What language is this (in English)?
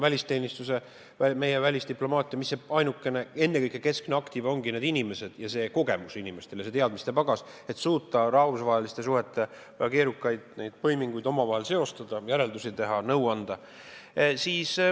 Estonian